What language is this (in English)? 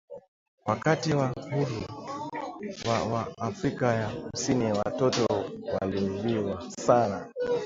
Swahili